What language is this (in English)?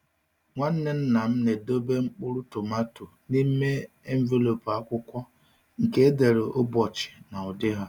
Igbo